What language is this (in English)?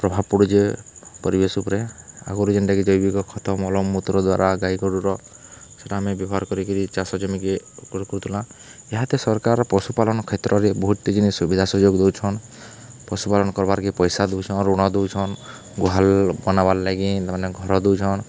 Odia